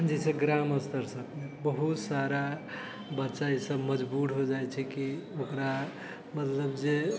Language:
Maithili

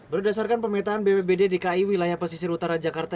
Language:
Indonesian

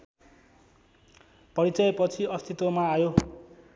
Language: Nepali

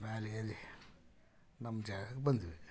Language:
Kannada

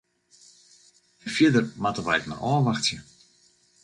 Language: Western Frisian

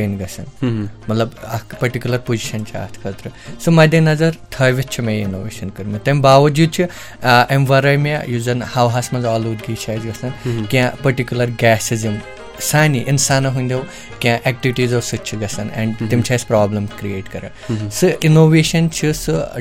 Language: Urdu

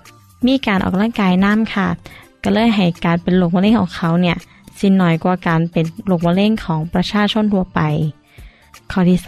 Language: Thai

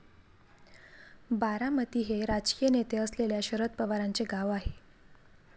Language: Marathi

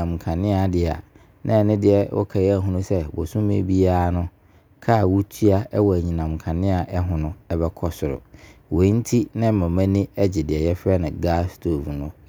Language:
Abron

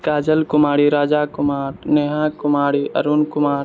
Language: Maithili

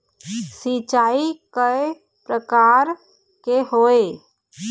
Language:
Chhattisgarhi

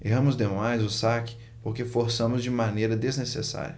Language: Portuguese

